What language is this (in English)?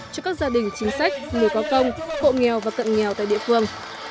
Vietnamese